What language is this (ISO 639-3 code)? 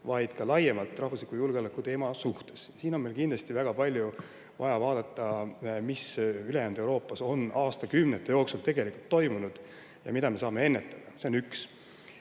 est